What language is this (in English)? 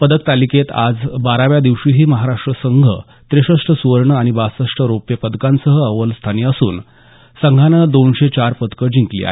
Marathi